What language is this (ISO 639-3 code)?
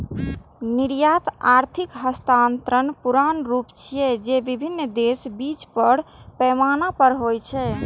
mai